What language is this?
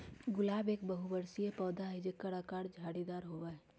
Magahi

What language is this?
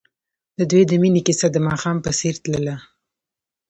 Pashto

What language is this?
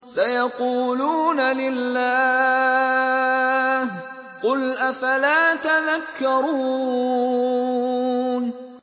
Arabic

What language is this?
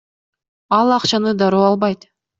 Kyrgyz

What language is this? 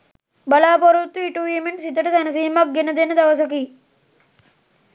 Sinhala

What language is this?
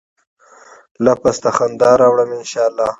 Pashto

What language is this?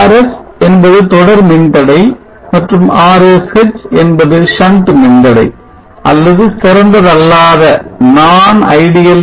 Tamil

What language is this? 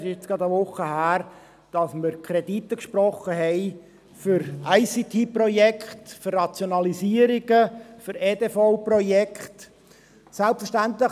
Swiss German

